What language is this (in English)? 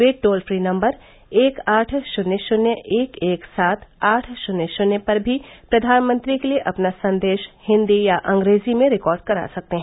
Hindi